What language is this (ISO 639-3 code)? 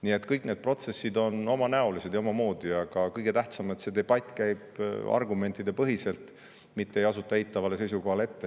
est